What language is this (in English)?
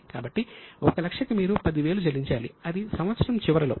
Telugu